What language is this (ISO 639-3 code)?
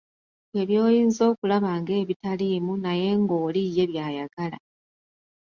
lug